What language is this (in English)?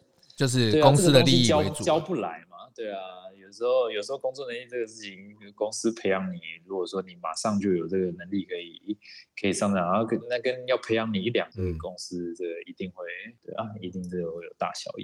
Chinese